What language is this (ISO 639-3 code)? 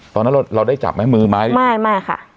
tha